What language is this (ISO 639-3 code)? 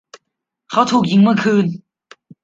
tha